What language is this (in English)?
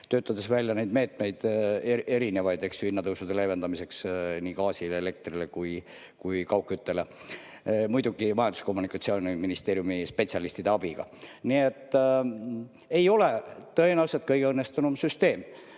Estonian